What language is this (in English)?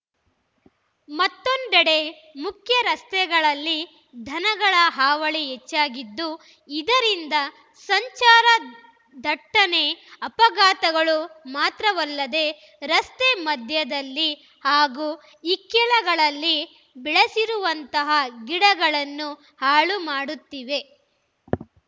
Kannada